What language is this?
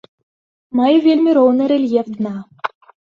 Belarusian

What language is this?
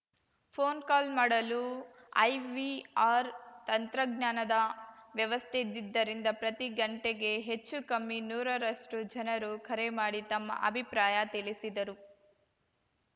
Kannada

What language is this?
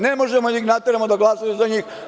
Serbian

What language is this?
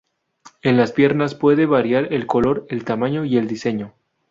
Spanish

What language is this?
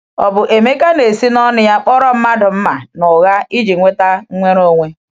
Igbo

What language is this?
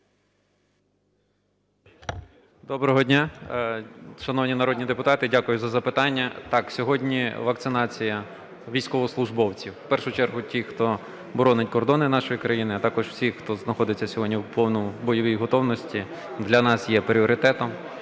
Ukrainian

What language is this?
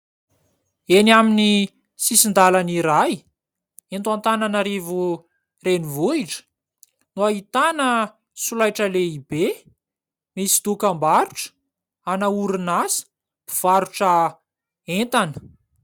Malagasy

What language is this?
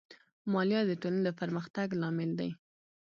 Pashto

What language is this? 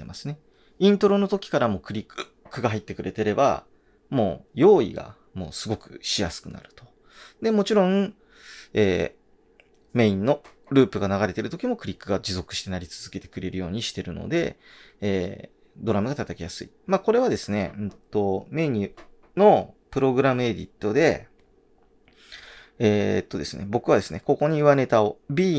Japanese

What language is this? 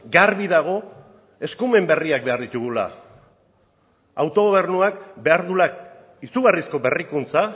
Basque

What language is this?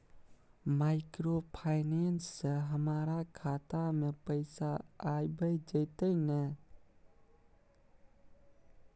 Maithili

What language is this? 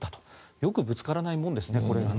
Japanese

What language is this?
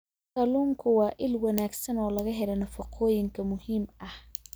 Somali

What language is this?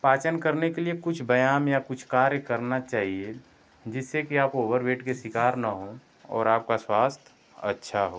Hindi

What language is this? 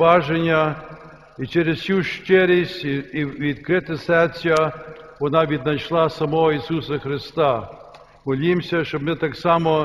Ukrainian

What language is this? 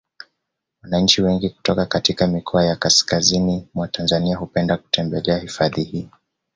Swahili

